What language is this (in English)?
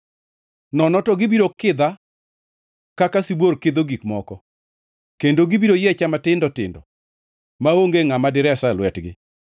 Luo (Kenya and Tanzania)